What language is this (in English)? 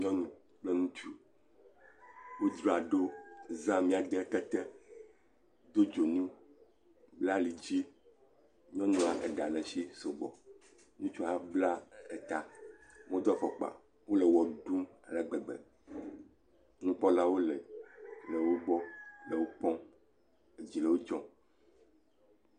Ewe